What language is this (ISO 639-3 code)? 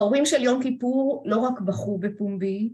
heb